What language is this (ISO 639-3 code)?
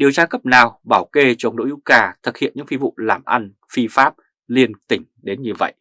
vie